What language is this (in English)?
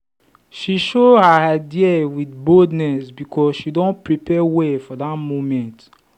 Nigerian Pidgin